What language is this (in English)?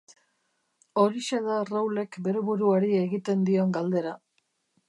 Basque